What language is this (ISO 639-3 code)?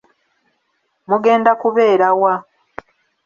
lug